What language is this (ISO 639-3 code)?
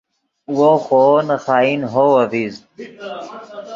ydg